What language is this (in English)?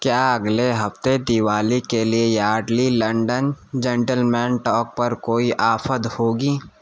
Urdu